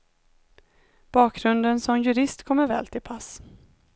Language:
Swedish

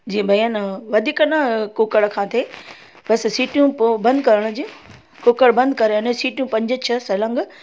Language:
Sindhi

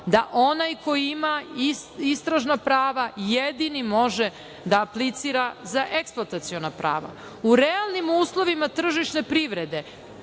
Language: Serbian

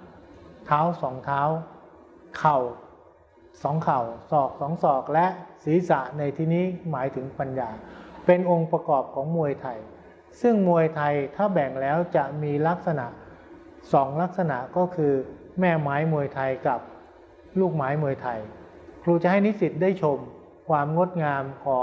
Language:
Thai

